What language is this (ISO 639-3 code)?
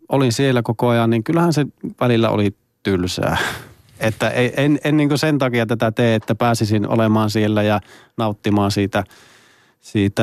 fin